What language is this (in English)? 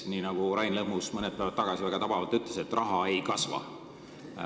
Estonian